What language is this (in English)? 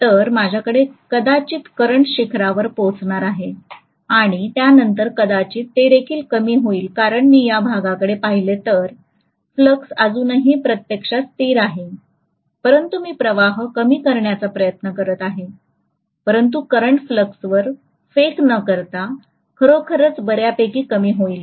Marathi